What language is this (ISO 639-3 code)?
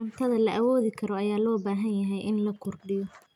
som